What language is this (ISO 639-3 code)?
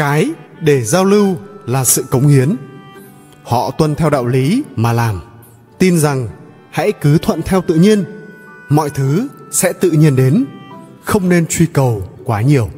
vie